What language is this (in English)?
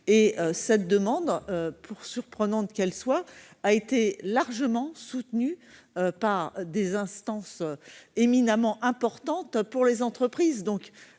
French